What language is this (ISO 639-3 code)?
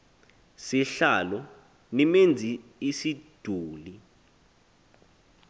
xho